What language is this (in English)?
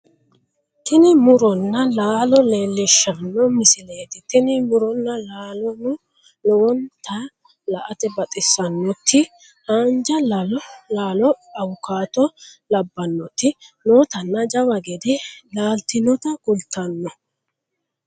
Sidamo